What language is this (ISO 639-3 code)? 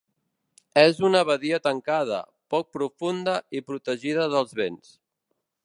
cat